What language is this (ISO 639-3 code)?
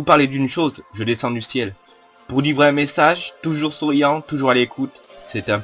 fra